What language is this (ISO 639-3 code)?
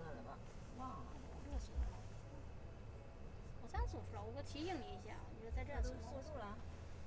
zho